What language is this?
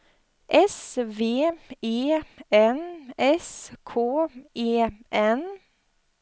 Swedish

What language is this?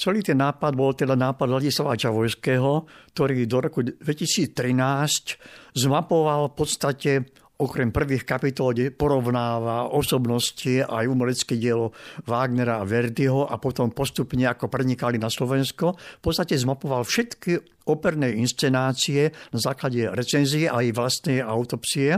Slovak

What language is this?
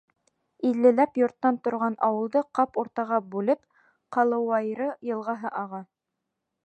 Bashkir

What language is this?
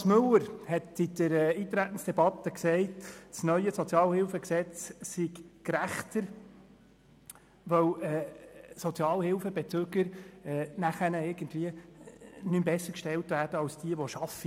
Swiss German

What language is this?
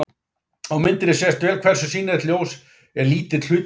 Icelandic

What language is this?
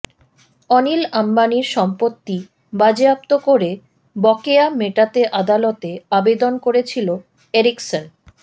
Bangla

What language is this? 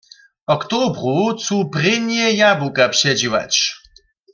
Upper Sorbian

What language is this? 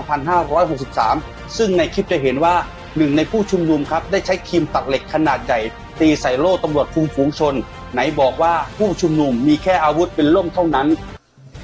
Thai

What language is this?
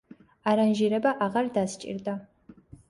Georgian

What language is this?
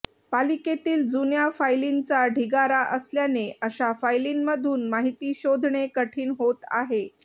Marathi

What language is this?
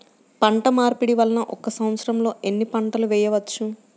Telugu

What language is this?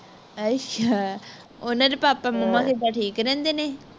Punjabi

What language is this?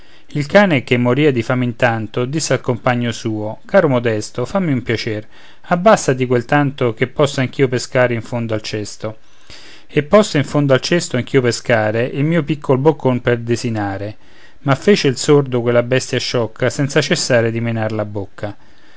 Italian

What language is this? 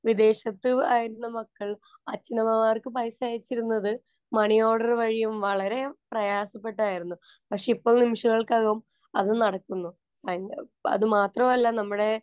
Malayalam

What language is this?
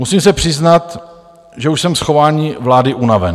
Czech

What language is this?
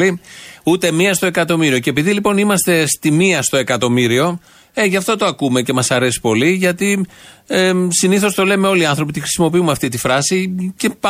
Greek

